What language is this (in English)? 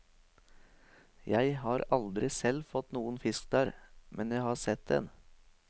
Norwegian